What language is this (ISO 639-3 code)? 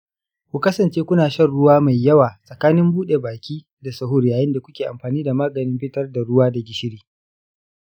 hau